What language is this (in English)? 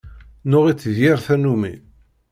Kabyle